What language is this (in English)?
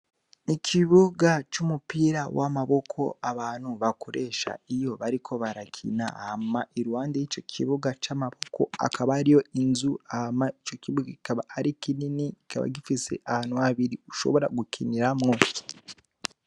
Rundi